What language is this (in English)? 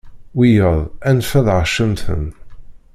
Kabyle